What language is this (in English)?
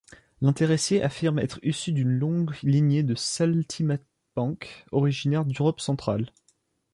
French